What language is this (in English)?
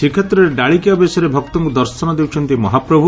Odia